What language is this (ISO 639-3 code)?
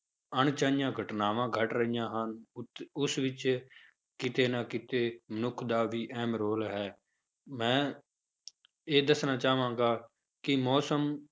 pan